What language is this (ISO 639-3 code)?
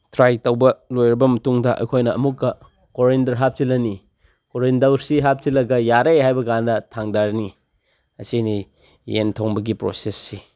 mni